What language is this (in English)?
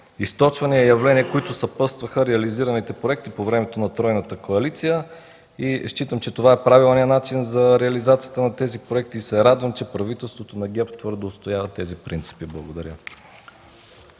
Bulgarian